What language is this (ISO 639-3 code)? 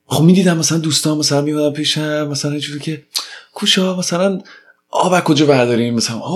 fas